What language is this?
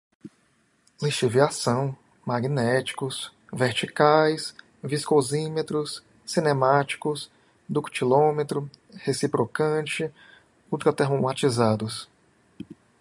Portuguese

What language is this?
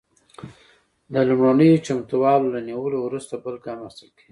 Pashto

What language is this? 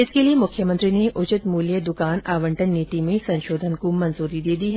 Hindi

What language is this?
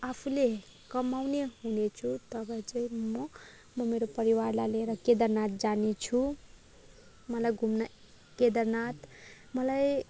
Nepali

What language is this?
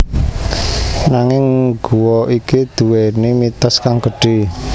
Javanese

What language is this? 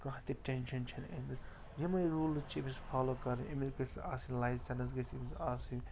Kashmiri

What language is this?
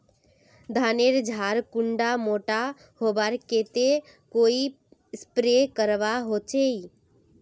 Magahi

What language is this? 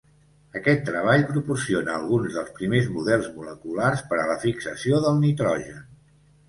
Catalan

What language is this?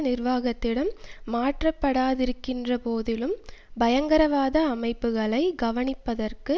Tamil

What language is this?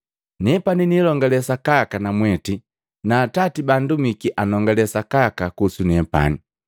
Matengo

